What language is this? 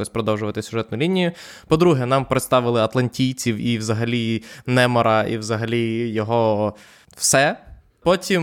Ukrainian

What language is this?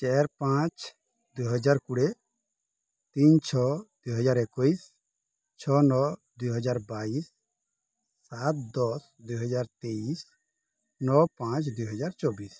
Odia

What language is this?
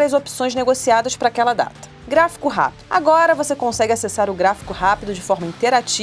Portuguese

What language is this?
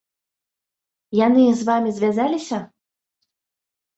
Belarusian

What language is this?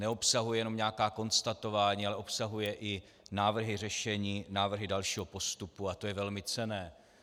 Czech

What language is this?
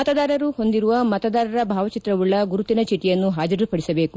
Kannada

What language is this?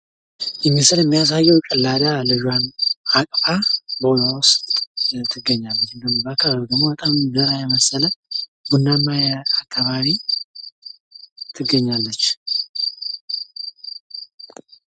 Amharic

